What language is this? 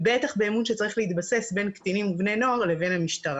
Hebrew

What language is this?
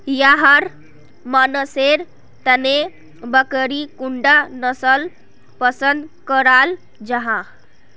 Magahi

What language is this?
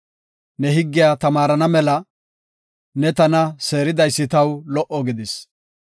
Gofa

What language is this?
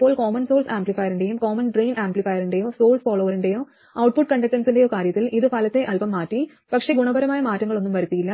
Malayalam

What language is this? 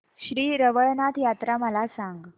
Marathi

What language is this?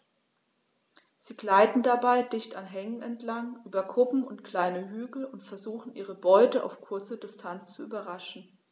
German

